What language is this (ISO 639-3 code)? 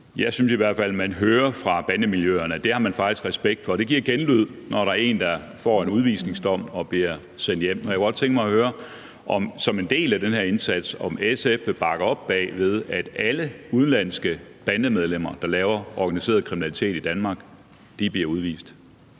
dan